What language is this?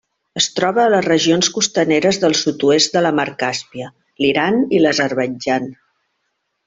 Catalan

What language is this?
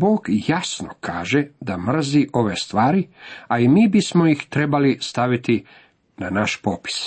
Croatian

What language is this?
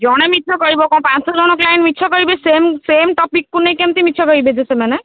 Odia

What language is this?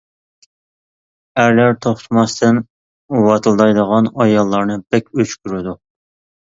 Uyghur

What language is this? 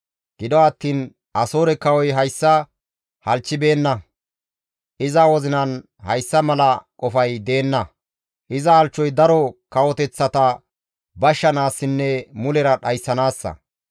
Gamo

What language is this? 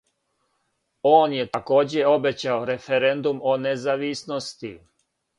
Serbian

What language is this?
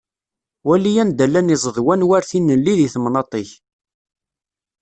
Kabyle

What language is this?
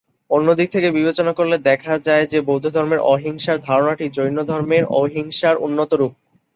Bangla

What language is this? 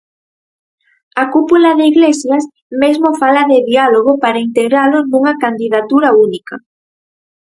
Galician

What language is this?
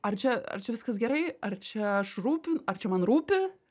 Lithuanian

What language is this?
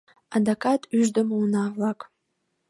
Mari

